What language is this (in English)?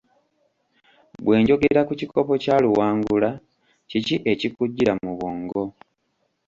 Ganda